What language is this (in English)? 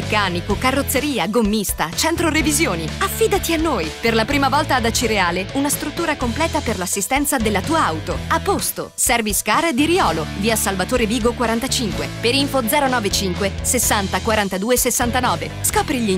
Italian